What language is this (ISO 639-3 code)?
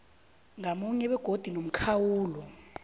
nbl